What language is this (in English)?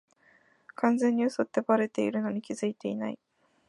Japanese